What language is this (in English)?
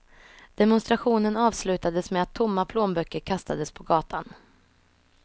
Swedish